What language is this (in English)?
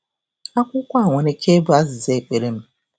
Igbo